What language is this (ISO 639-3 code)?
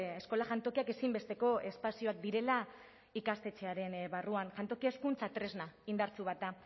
eus